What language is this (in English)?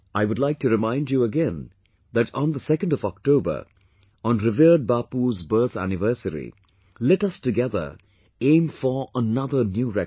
English